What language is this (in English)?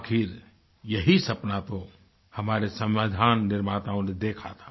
Hindi